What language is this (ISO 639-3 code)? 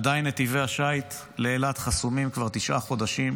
heb